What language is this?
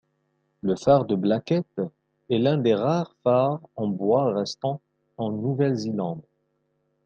French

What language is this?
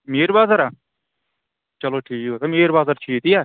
Kashmiri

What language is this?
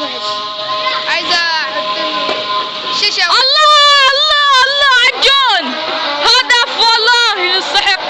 Arabic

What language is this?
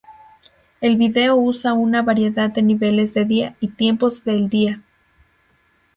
Spanish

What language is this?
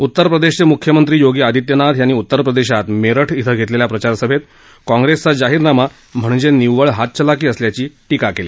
Marathi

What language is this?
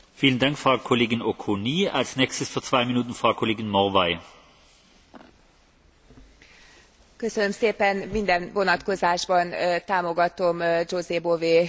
Hungarian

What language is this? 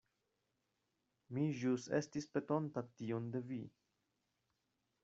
Esperanto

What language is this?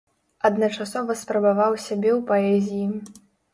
Belarusian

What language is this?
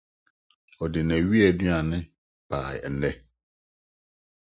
Akan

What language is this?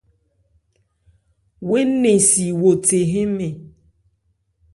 Ebrié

